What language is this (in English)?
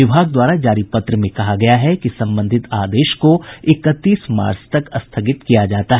Hindi